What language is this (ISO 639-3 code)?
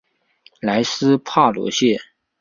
zho